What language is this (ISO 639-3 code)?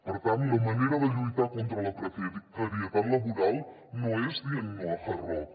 cat